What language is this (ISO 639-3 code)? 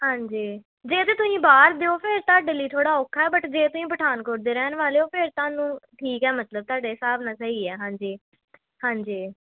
pan